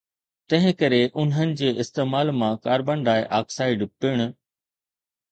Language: Sindhi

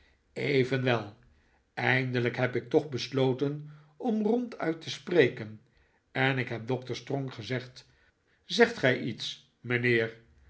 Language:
Dutch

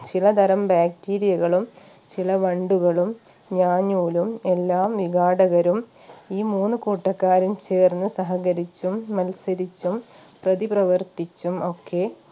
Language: Malayalam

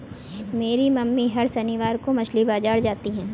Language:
Hindi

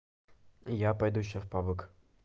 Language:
Russian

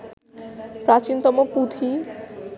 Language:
Bangla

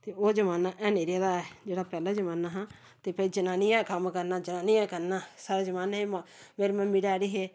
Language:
Dogri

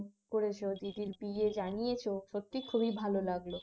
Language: Bangla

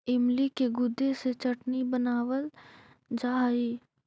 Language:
Magahi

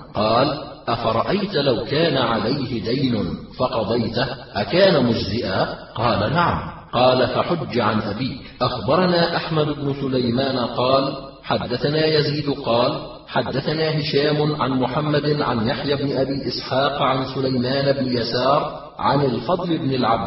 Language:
Arabic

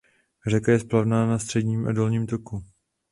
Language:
Czech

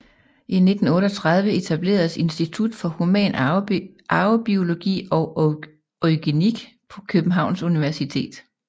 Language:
Danish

